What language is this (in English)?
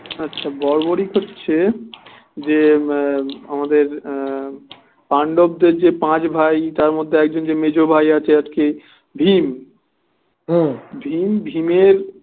Bangla